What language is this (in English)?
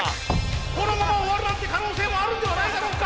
Japanese